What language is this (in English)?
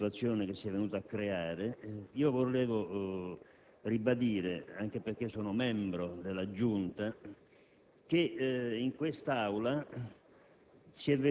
Italian